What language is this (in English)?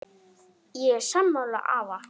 Icelandic